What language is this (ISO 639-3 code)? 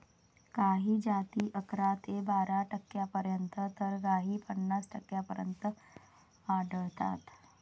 mar